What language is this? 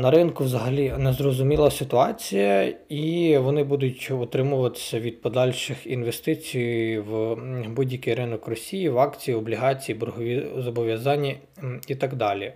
Ukrainian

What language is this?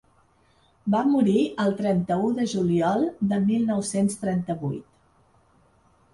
Catalan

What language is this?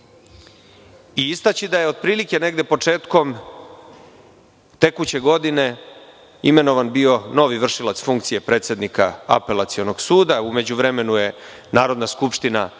Serbian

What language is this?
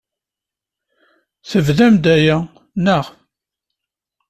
Kabyle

